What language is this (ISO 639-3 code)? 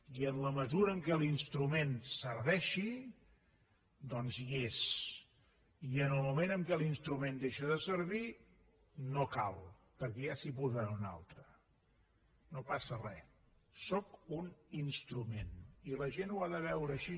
cat